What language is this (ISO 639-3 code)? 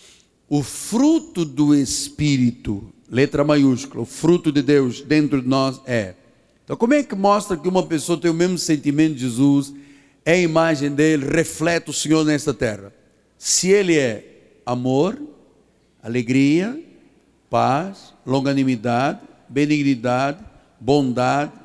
por